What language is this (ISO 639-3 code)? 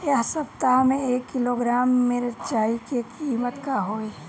bho